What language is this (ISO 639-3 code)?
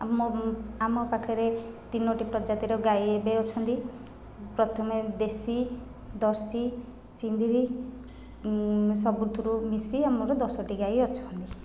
ori